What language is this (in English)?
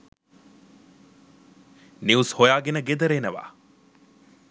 Sinhala